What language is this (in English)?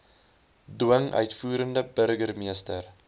Afrikaans